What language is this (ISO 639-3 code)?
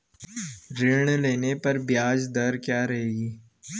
hin